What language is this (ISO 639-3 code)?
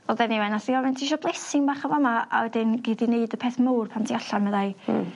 cym